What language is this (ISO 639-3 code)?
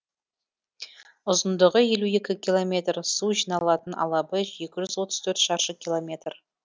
kaz